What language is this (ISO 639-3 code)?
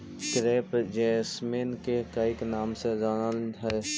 mag